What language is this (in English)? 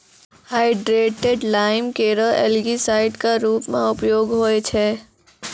Maithili